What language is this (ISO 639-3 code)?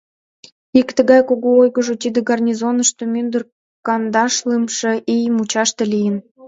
chm